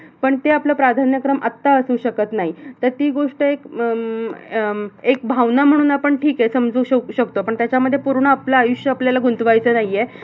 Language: Marathi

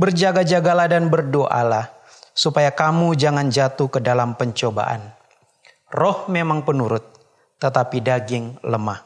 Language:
Indonesian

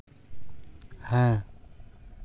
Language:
Santali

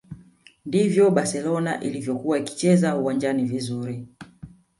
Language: Swahili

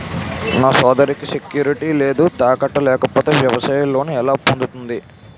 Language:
Telugu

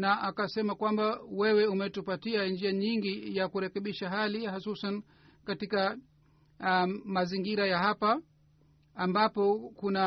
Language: Swahili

